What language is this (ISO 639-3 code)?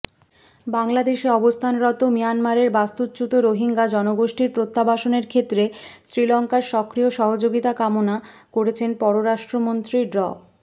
ben